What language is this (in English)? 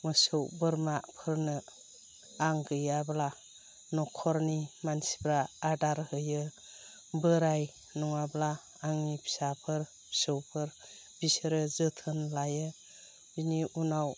Bodo